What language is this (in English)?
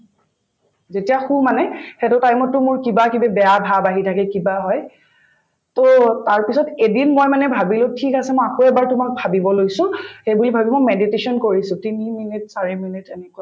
Assamese